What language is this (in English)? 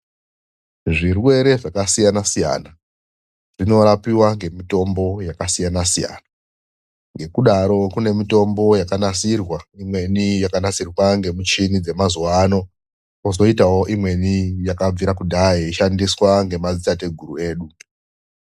Ndau